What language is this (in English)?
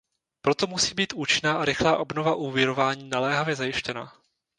Czech